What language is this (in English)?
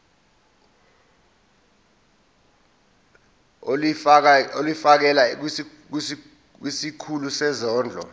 Zulu